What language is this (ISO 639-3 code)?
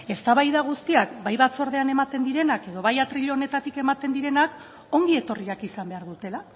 eus